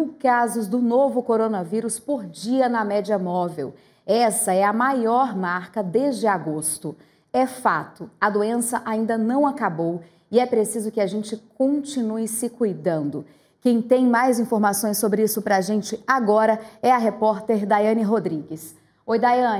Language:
Portuguese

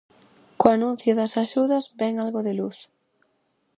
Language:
Galician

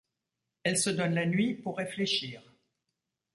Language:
French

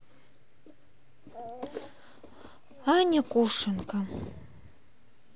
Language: Russian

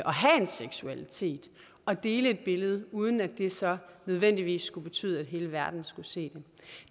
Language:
Danish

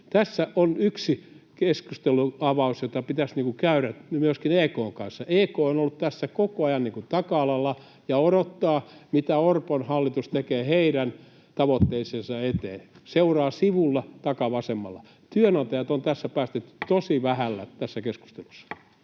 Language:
Finnish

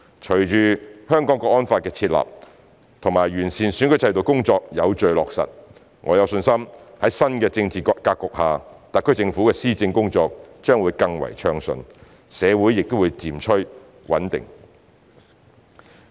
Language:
Cantonese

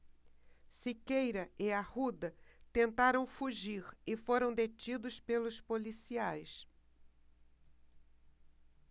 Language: Portuguese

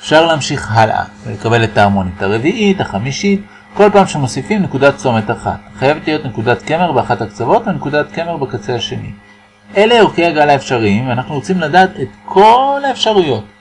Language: Hebrew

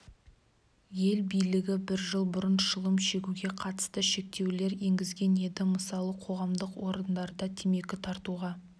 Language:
Kazakh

